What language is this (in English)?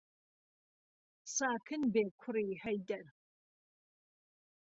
Central Kurdish